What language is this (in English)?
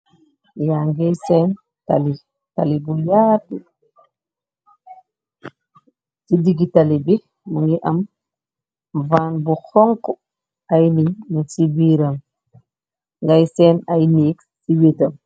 Wolof